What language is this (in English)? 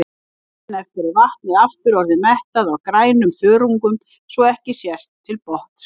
Icelandic